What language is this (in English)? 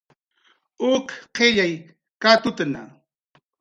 Jaqaru